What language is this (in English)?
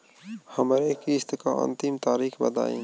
Bhojpuri